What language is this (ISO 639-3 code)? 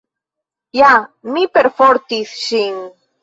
epo